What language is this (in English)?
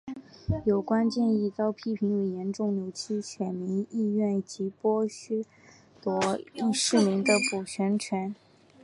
Chinese